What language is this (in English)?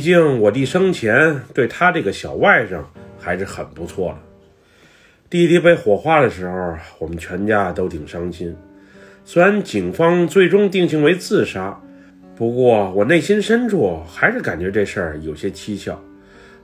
Chinese